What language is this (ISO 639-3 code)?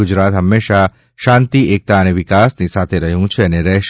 guj